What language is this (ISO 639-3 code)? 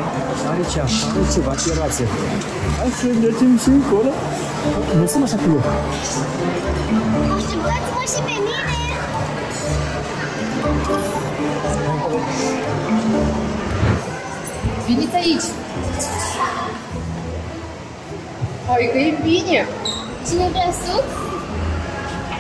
ron